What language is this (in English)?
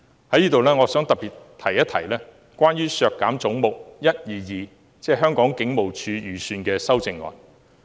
Cantonese